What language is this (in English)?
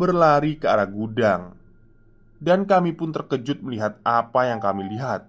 Indonesian